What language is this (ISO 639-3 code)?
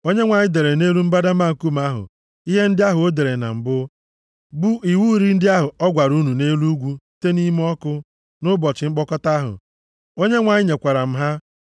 ibo